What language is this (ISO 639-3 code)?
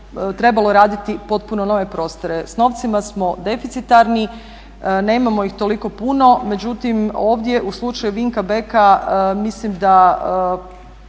hrv